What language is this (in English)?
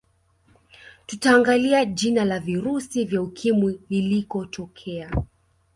Swahili